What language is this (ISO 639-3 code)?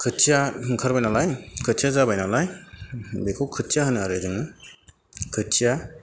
brx